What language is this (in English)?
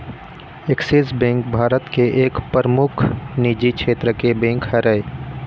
Chhattisgarhi